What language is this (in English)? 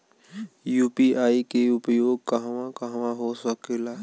Bhojpuri